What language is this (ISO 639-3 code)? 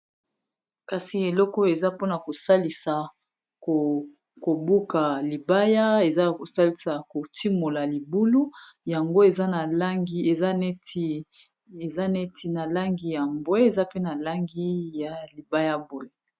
lin